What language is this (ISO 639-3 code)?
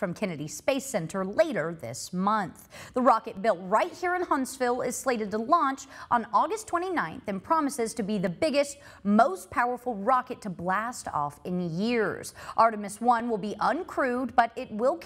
eng